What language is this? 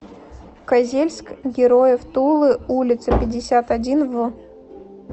Russian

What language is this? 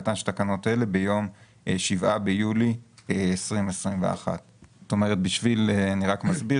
Hebrew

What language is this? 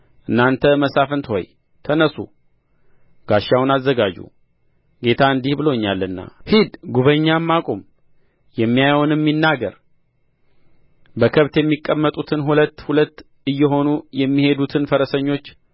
Amharic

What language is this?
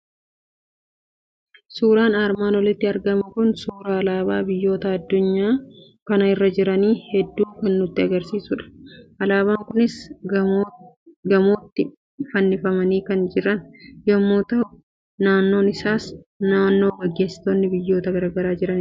Oromo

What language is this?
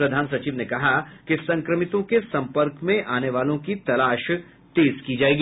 Hindi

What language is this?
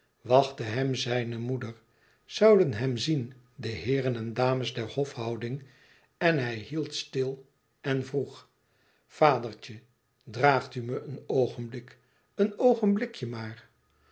Dutch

